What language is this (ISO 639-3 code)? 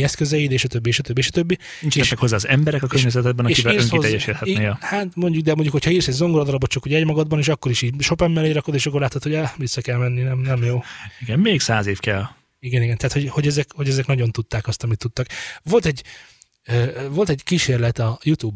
hun